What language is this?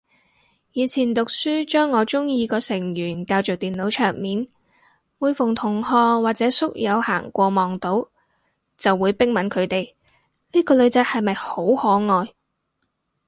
Cantonese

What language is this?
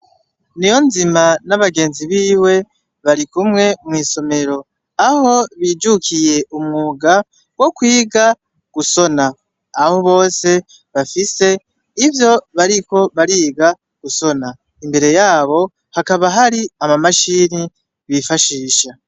Rundi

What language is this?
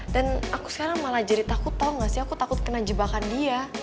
Indonesian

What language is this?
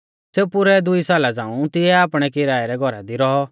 Mahasu Pahari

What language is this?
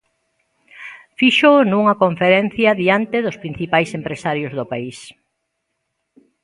Galician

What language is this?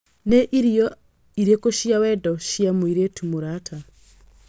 Kikuyu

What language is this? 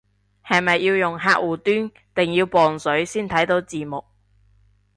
Cantonese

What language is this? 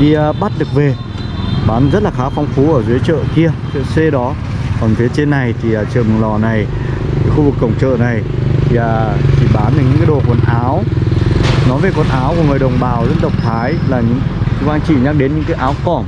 Vietnamese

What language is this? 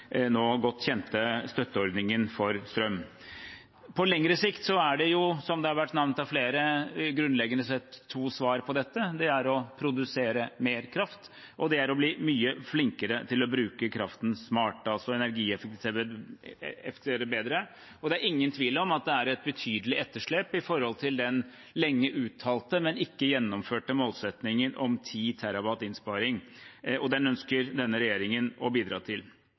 Norwegian Bokmål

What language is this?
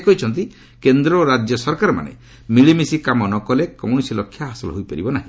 Odia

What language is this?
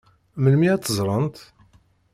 Kabyle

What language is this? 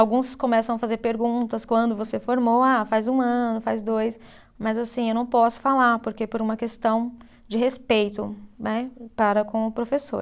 Portuguese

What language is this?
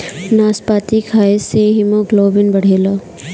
Bhojpuri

